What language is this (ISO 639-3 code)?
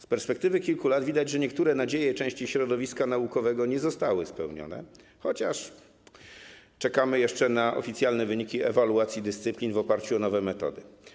pol